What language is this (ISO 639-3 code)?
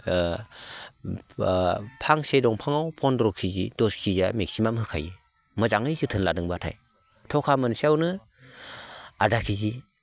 brx